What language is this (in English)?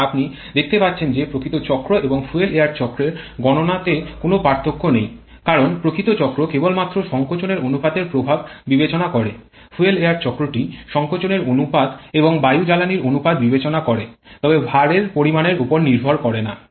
Bangla